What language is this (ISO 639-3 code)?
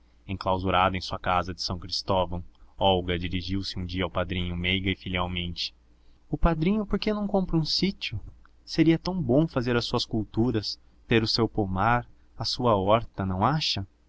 por